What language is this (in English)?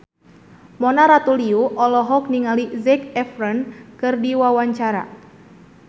Sundanese